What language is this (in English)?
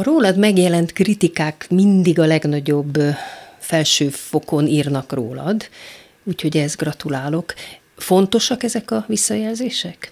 Hungarian